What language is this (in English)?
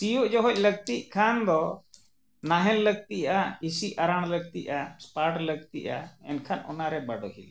Santali